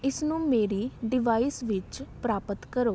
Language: Punjabi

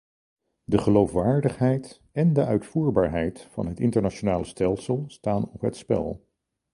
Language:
Dutch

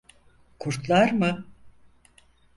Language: Turkish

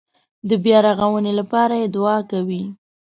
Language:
Pashto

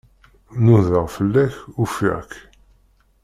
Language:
Kabyle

